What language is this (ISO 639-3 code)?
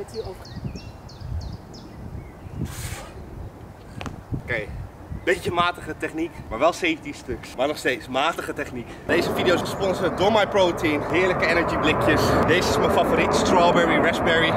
nld